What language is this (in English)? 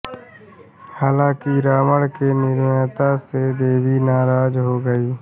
Hindi